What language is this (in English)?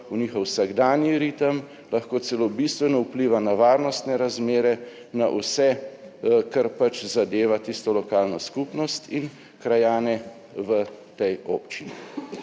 Slovenian